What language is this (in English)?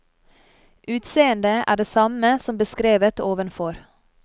Norwegian